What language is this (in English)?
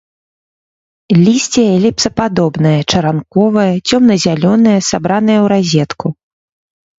Belarusian